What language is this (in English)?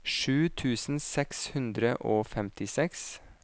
Norwegian